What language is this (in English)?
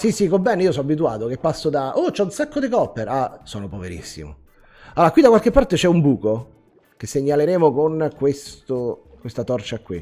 Italian